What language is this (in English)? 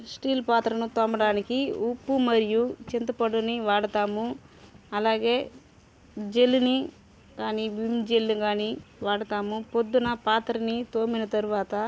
Telugu